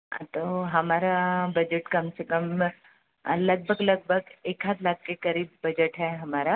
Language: Hindi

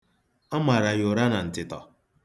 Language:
Igbo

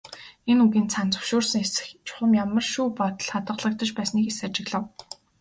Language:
Mongolian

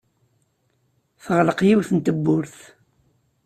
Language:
Kabyle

